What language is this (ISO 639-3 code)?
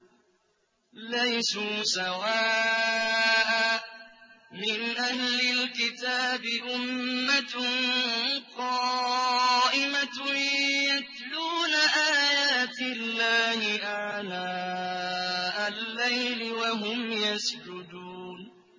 ara